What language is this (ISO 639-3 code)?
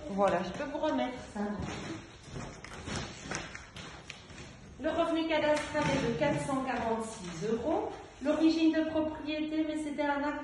fra